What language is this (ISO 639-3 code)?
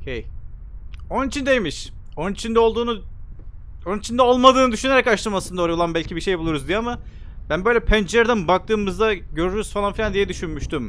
tur